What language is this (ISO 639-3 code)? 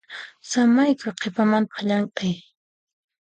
qxp